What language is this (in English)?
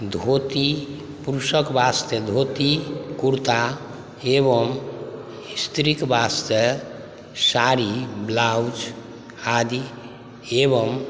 Maithili